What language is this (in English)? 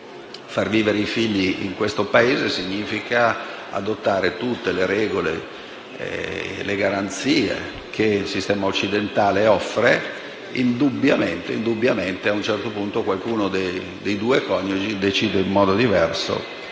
Italian